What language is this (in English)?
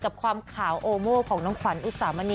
Thai